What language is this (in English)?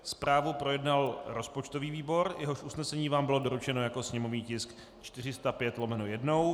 Czech